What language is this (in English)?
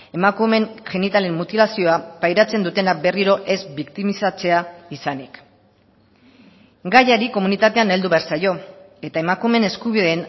Basque